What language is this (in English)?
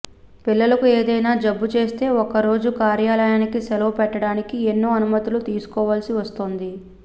Telugu